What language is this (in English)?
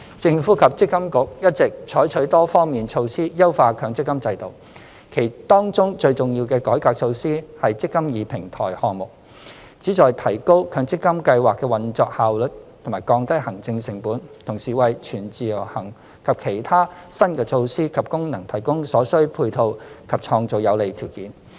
Cantonese